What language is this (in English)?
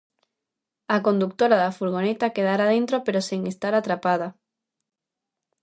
Galician